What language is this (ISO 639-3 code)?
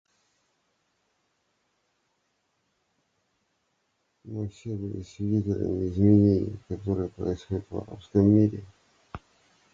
rus